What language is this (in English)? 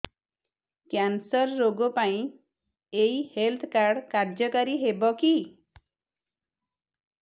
Odia